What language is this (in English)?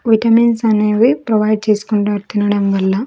Telugu